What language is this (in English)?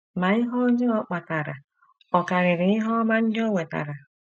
Igbo